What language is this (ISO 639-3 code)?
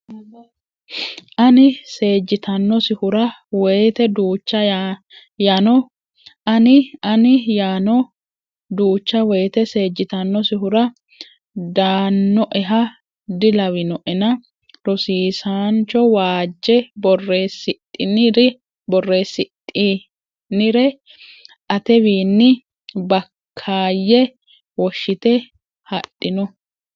sid